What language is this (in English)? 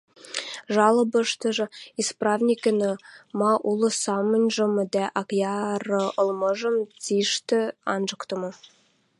Western Mari